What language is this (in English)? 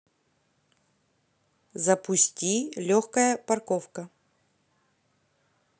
Russian